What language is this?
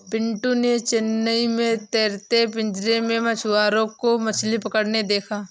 Hindi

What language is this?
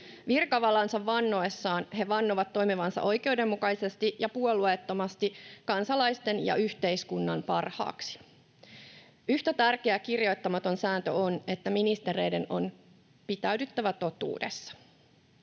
Finnish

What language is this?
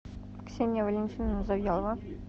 Russian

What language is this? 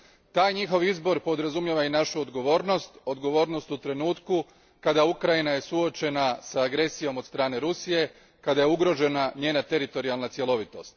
Croatian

